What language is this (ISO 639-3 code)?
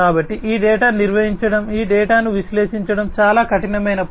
tel